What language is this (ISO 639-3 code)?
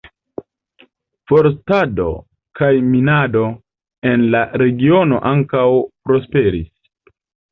epo